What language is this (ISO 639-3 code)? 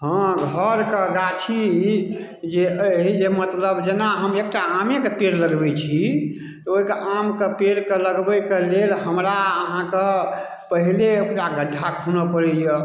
mai